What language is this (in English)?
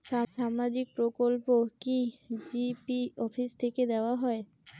Bangla